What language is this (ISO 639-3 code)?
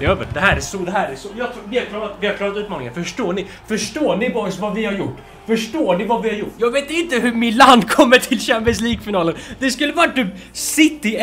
swe